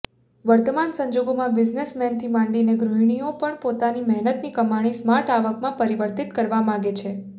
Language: Gujarati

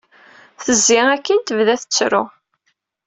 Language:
Kabyle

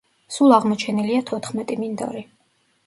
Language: Georgian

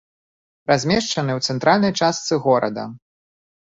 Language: Belarusian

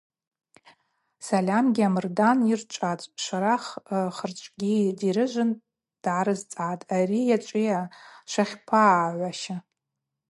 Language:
Abaza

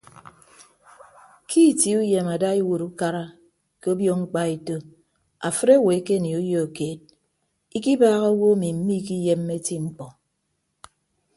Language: Ibibio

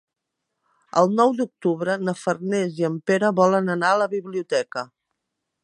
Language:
Catalan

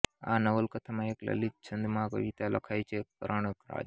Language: Gujarati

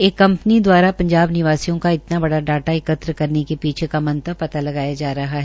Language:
Hindi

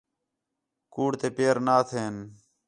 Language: Khetrani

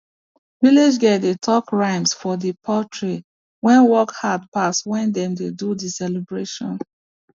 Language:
Nigerian Pidgin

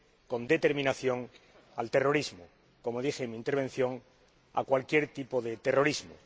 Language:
Spanish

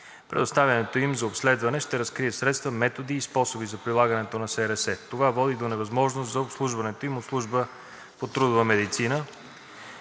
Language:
Bulgarian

